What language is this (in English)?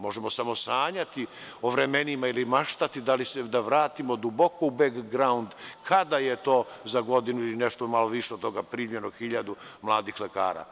Serbian